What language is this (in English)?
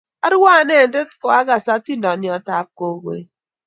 Kalenjin